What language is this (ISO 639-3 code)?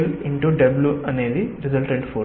tel